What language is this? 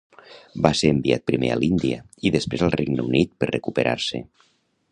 Catalan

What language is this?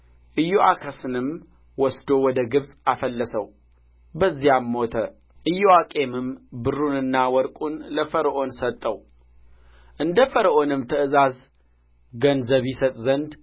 Amharic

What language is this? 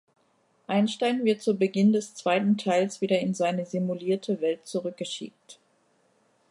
German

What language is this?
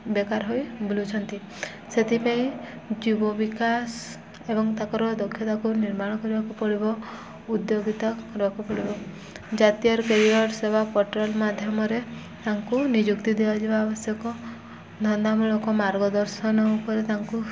Odia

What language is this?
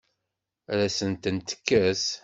Kabyle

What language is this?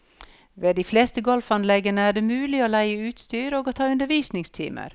Norwegian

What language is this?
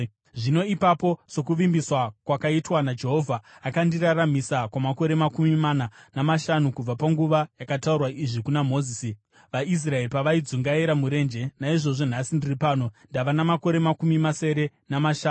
Shona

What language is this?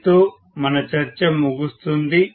Telugu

